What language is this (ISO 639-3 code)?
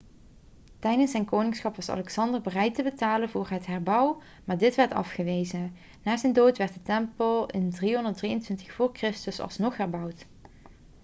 nld